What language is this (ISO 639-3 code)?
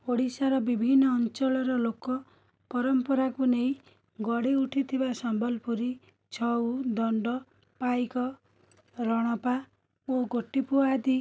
ori